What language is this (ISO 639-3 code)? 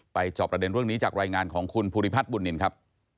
tha